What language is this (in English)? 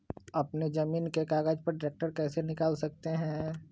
Magahi